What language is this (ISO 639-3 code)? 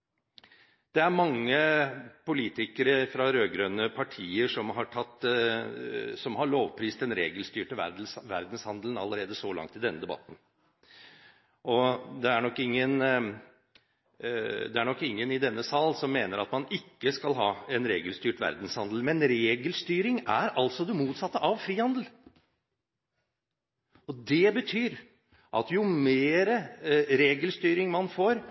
nob